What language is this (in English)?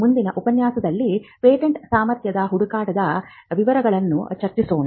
Kannada